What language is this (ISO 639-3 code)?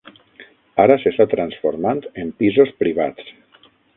cat